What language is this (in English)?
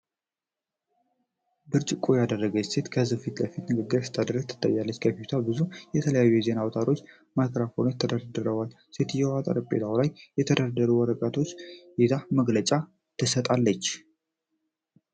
Amharic